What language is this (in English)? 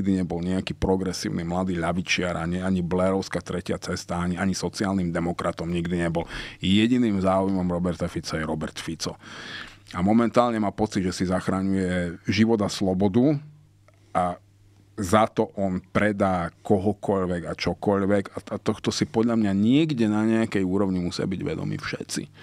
Slovak